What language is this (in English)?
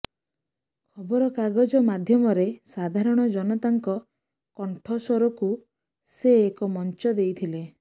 Odia